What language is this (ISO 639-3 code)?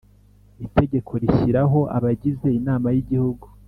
kin